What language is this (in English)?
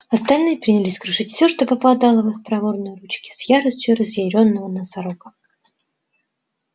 Russian